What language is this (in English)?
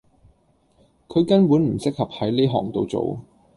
Cantonese